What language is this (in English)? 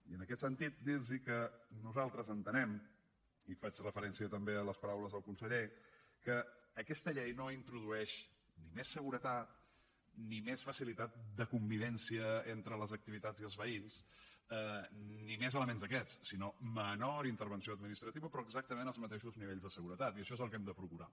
Catalan